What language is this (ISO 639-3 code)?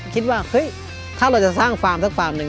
tha